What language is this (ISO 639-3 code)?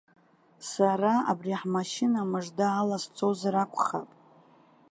abk